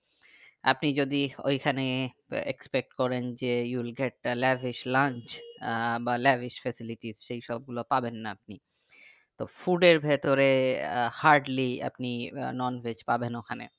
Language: Bangla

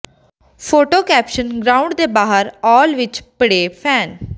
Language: Punjabi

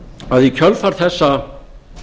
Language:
Icelandic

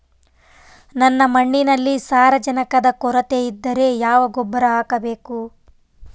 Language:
Kannada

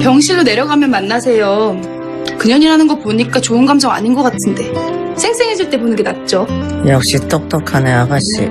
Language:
Korean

